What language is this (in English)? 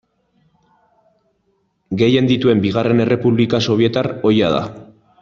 Basque